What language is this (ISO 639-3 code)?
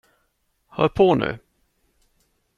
swe